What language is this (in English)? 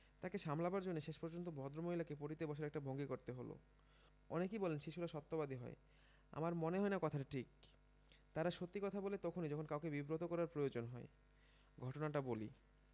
Bangla